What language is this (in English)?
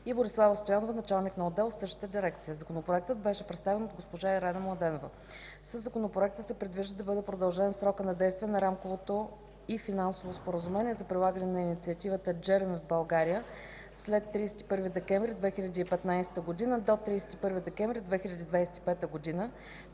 Bulgarian